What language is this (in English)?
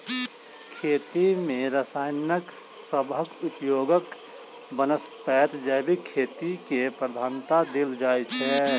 Maithili